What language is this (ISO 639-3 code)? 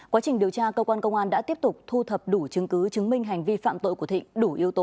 vie